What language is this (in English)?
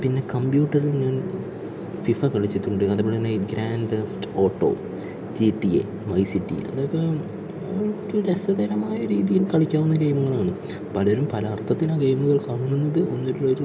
Malayalam